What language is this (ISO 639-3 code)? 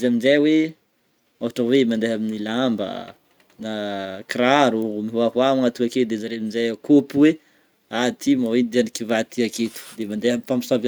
bmm